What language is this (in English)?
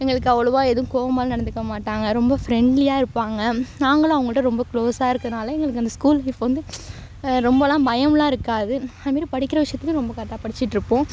Tamil